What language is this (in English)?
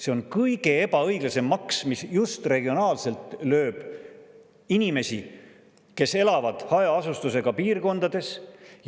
Estonian